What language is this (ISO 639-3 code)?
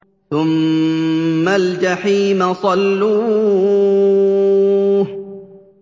ara